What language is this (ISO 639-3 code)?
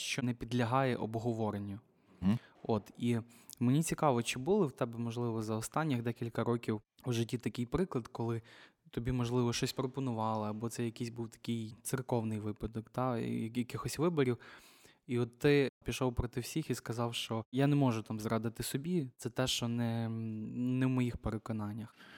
ukr